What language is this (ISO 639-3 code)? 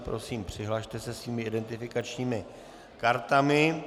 ces